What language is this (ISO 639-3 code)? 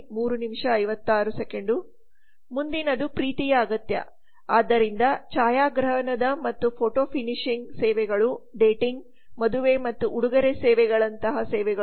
kan